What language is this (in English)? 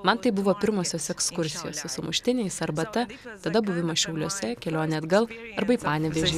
Lithuanian